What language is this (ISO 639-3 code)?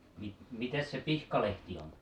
fin